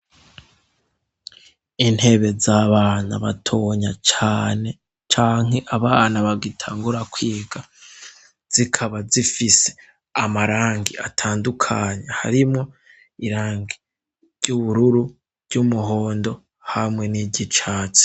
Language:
Rundi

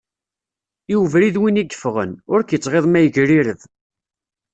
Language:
Kabyle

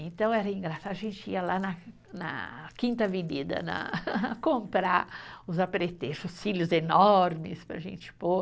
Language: Portuguese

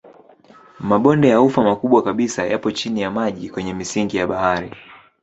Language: Swahili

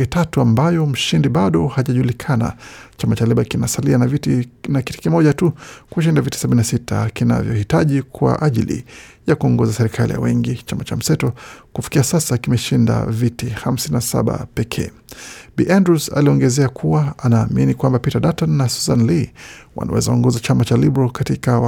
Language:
Swahili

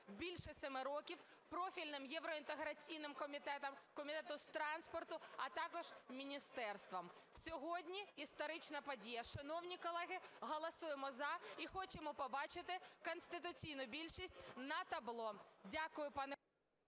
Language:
Ukrainian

